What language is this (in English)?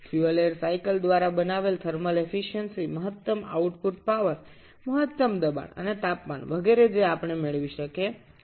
Bangla